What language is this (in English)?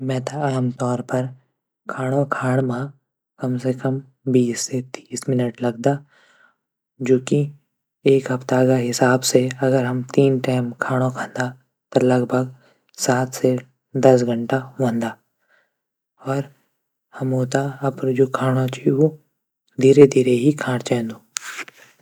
Garhwali